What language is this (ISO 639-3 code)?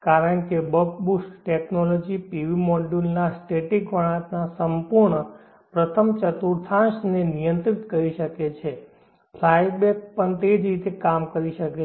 guj